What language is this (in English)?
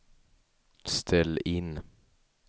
Swedish